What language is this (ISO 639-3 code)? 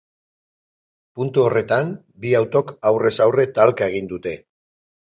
eus